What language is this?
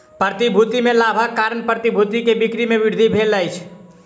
Maithili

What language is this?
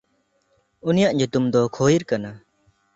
Santali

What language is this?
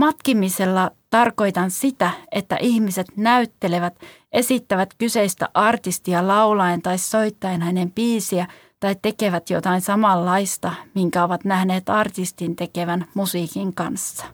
Finnish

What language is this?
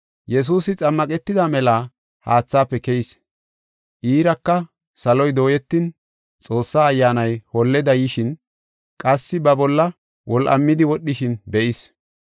Gofa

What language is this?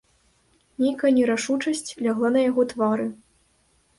Belarusian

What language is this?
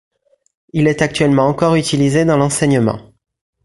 French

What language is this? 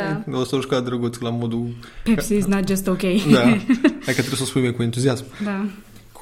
Romanian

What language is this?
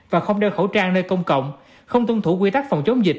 Vietnamese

